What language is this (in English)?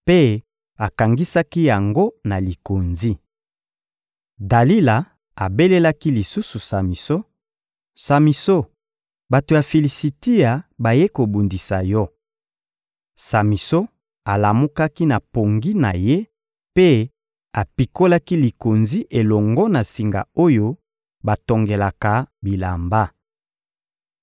Lingala